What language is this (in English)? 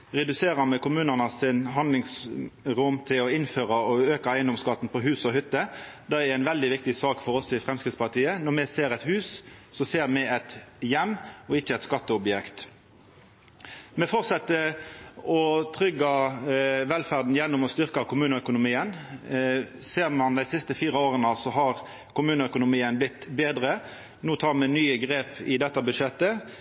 Norwegian Nynorsk